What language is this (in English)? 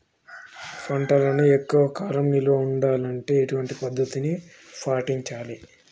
Telugu